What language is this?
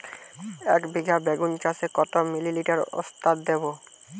Bangla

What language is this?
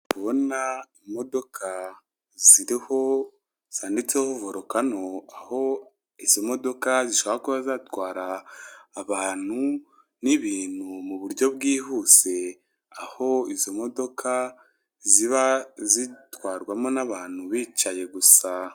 Kinyarwanda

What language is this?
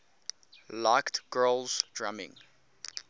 English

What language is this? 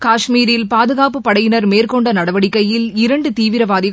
Tamil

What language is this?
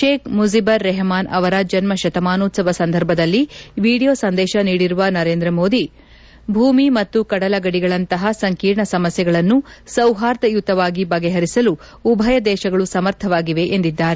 Kannada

